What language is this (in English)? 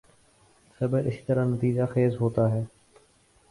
Urdu